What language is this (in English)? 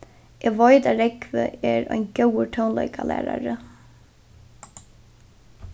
Faroese